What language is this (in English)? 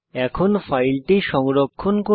Bangla